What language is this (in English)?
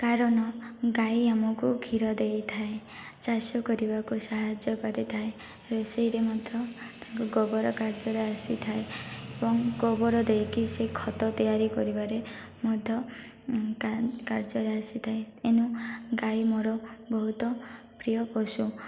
Odia